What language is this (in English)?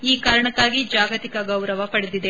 Kannada